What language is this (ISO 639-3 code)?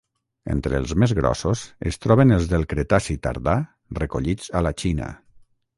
cat